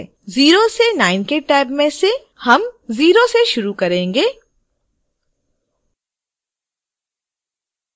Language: Hindi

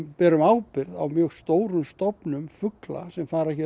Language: Icelandic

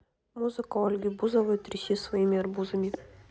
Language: Russian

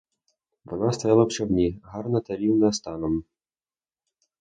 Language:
Ukrainian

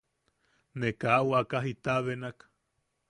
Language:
Yaqui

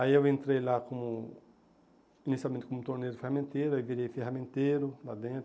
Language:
Portuguese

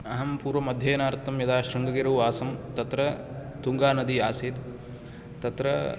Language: Sanskrit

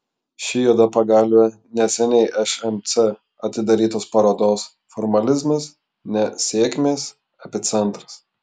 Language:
Lithuanian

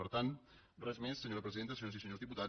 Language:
Catalan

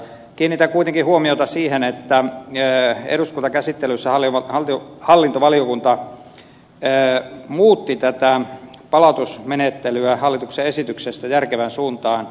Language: Finnish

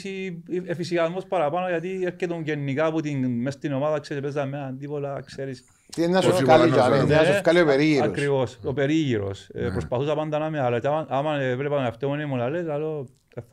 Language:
Greek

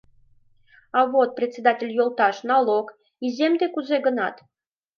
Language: Mari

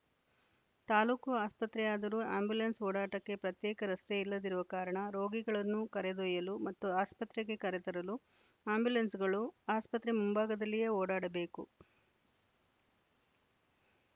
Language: Kannada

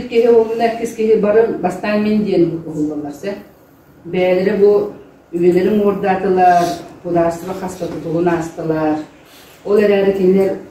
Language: Arabic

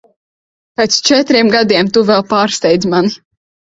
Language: Latvian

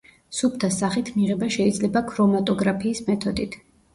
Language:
Georgian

